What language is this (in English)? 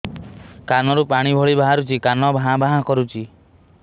Odia